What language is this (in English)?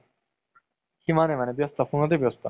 Assamese